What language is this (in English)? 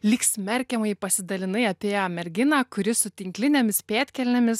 Lithuanian